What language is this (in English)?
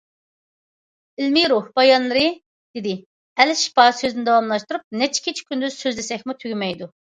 Uyghur